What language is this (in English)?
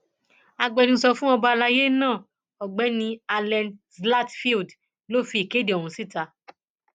Yoruba